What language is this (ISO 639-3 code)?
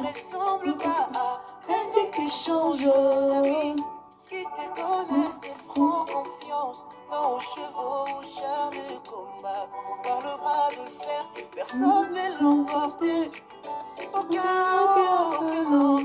fra